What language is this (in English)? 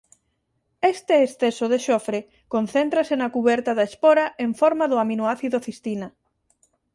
Galician